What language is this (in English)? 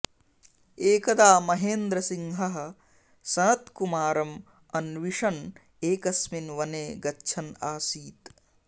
Sanskrit